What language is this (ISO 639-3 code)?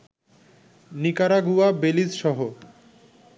ben